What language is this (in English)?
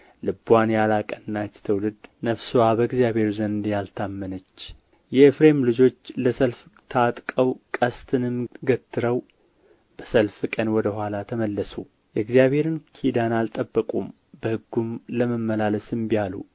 Amharic